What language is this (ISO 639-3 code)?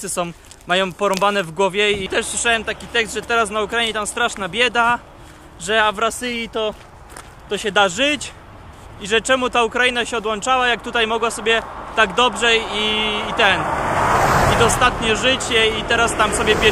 pol